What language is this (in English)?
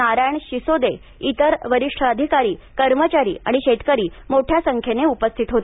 Marathi